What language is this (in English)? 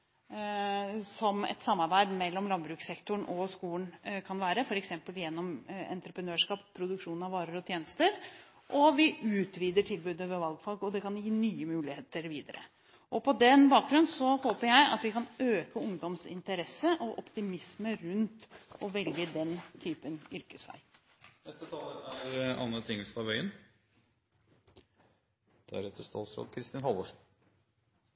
Norwegian Bokmål